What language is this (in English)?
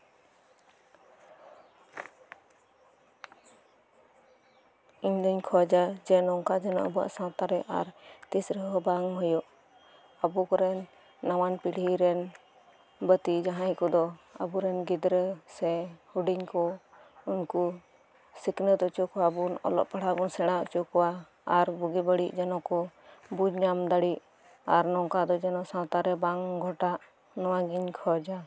Santali